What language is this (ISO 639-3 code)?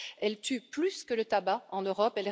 fra